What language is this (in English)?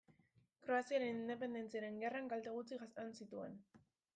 Basque